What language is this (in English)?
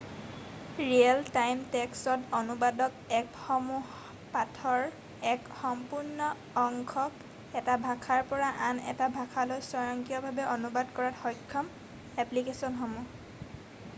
Assamese